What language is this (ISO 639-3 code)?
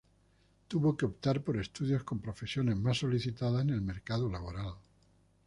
spa